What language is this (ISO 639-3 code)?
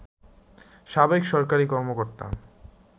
ben